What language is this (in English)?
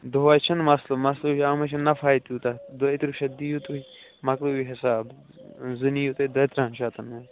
Kashmiri